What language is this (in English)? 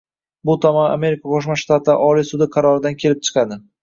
Uzbek